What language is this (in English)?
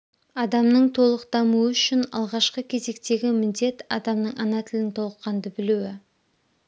Kazakh